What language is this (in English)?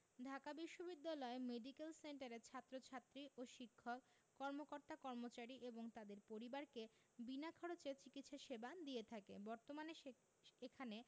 Bangla